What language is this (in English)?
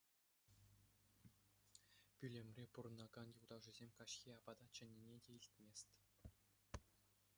Chuvash